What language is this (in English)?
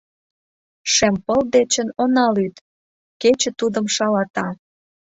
Mari